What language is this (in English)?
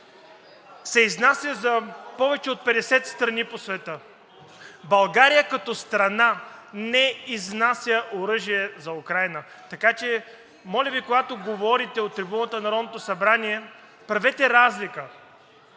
Bulgarian